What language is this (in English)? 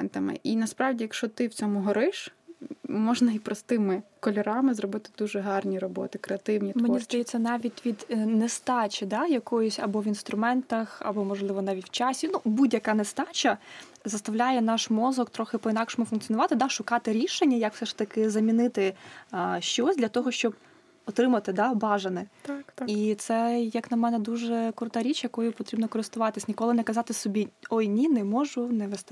Ukrainian